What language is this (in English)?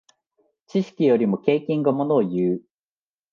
Japanese